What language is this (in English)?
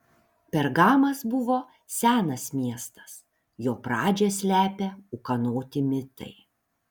Lithuanian